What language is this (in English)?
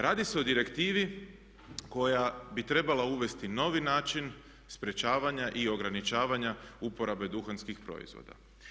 Croatian